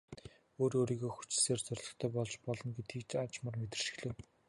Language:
Mongolian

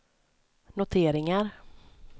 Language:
Swedish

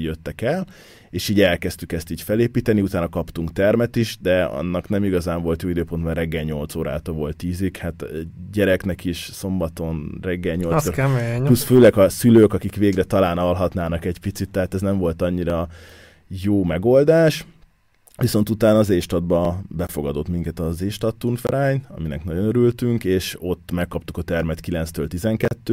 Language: Hungarian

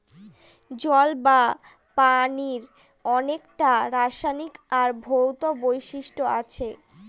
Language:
Bangla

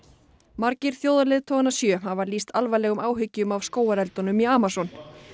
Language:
Icelandic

